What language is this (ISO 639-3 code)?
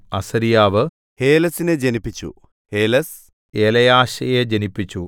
mal